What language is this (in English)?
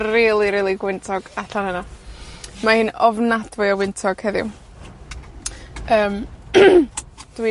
Welsh